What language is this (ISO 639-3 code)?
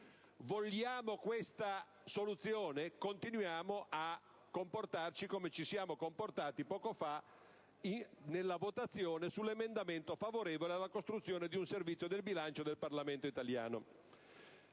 ita